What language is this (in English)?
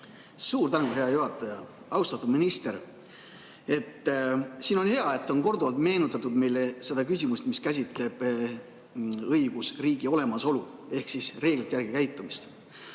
Estonian